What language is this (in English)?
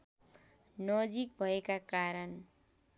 Nepali